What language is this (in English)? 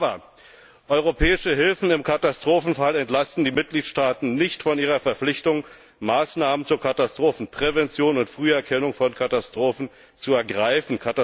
German